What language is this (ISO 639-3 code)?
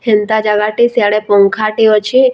spv